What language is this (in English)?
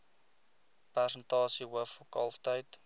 Afrikaans